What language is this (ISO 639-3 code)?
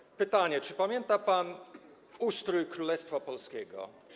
pol